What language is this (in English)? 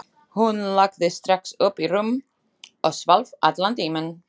Icelandic